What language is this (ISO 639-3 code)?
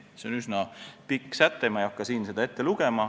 est